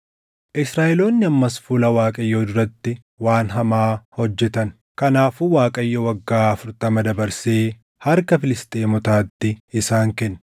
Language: Oromo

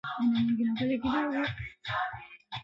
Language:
Swahili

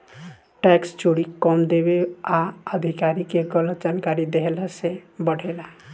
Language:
Bhojpuri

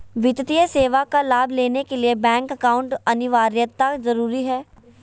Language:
Magahi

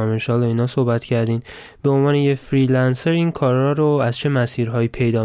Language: Persian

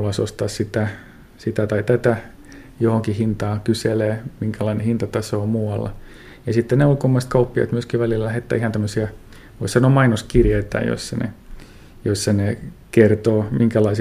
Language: Finnish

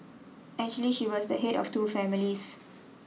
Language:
English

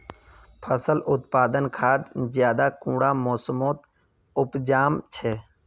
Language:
Magahi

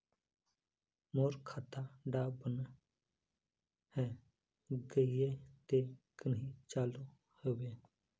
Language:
Magahi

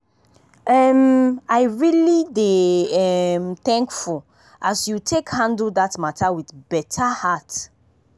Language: Nigerian Pidgin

